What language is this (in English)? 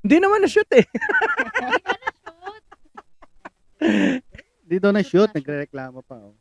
Filipino